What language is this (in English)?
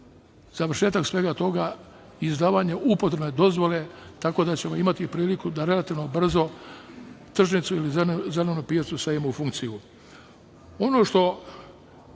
Serbian